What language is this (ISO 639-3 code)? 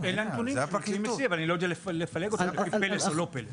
heb